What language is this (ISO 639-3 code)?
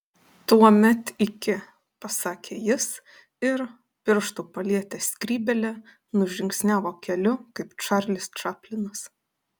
lit